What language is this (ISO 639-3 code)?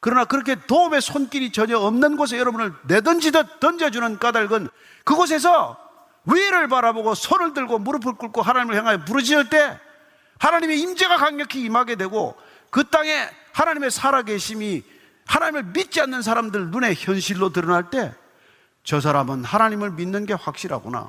kor